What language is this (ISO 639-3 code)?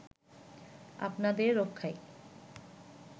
ben